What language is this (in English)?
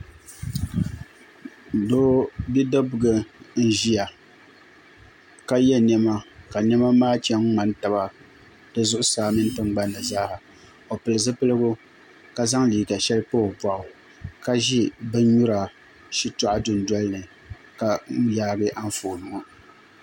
Dagbani